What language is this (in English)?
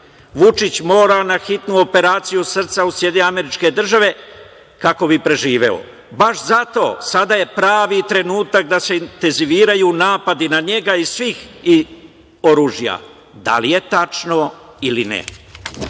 Serbian